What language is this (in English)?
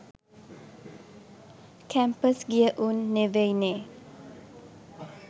Sinhala